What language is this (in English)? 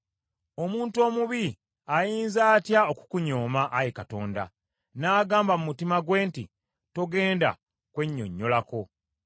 Ganda